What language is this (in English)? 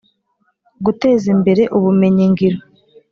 Kinyarwanda